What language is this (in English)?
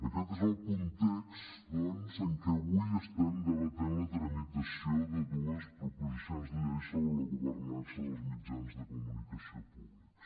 Catalan